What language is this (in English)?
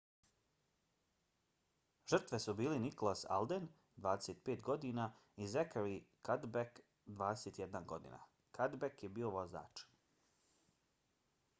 Bosnian